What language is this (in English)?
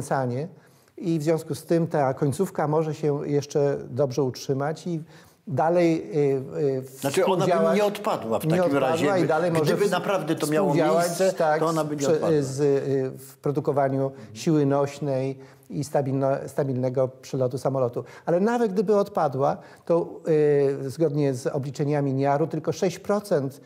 Polish